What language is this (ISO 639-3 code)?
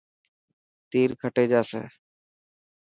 mki